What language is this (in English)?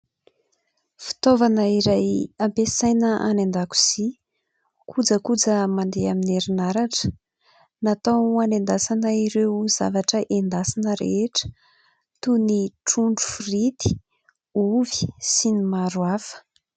Malagasy